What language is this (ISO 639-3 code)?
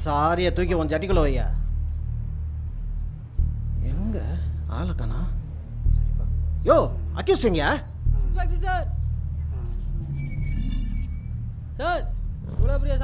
tam